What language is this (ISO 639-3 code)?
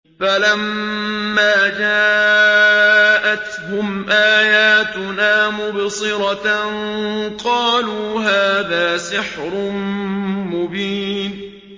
ara